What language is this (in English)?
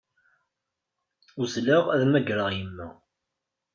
Kabyle